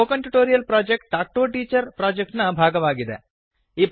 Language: Kannada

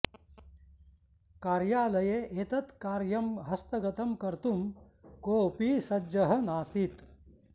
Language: Sanskrit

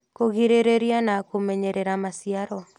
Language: Kikuyu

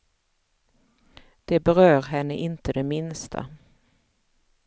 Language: Swedish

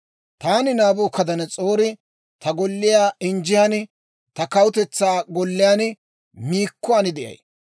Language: Dawro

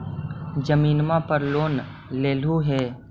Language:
Magahi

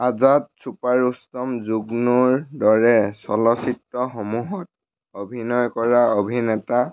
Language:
Assamese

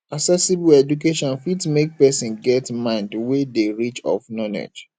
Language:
Nigerian Pidgin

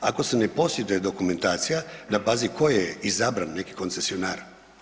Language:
Croatian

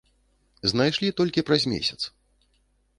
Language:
Belarusian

